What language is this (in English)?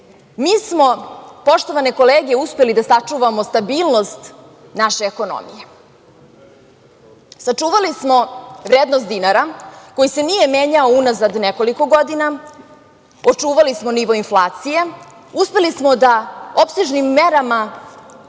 Serbian